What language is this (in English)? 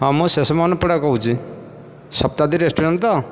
Odia